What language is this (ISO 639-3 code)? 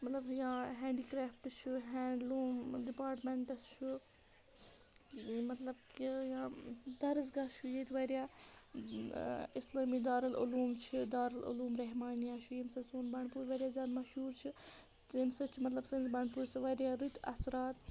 kas